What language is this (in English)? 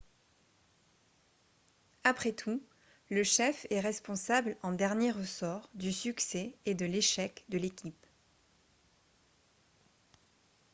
French